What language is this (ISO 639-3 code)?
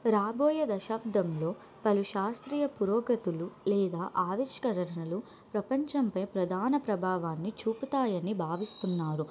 tel